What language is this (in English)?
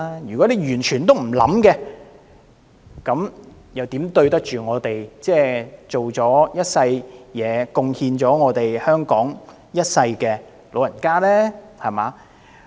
Cantonese